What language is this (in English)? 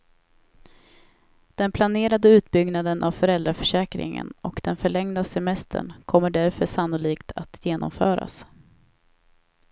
Swedish